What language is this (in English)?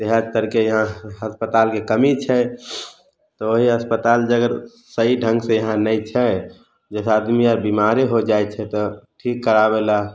Maithili